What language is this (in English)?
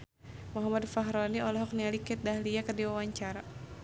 Sundanese